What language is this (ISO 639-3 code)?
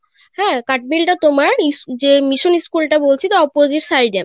ben